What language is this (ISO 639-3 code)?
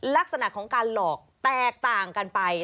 tha